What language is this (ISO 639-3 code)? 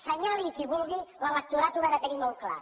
cat